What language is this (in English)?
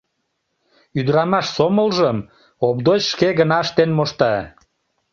Mari